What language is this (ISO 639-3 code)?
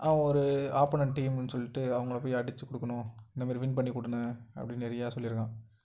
tam